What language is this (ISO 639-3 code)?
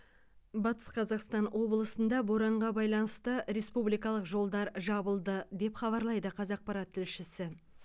kaz